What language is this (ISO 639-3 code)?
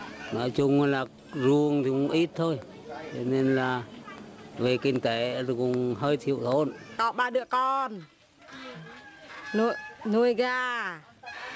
vie